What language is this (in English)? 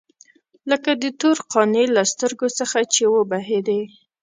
Pashto